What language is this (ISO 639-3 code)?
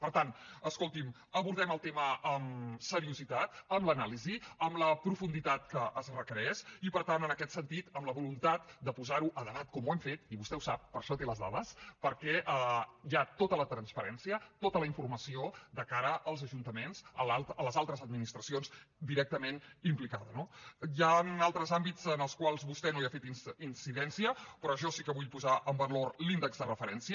cat